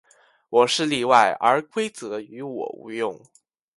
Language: Chinese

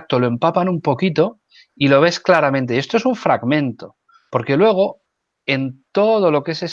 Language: Spanish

